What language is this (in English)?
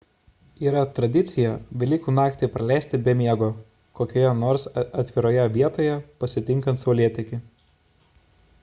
Lithuanian